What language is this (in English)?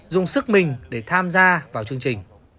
Vietnamese